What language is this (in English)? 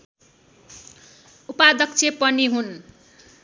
Nepali